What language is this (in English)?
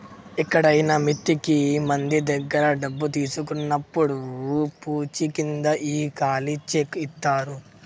Telugu